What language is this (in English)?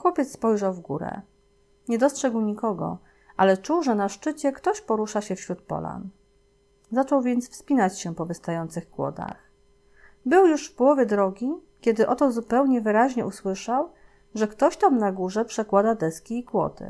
Polish